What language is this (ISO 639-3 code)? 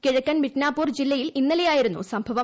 mal